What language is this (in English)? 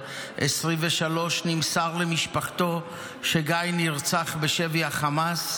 Hebrew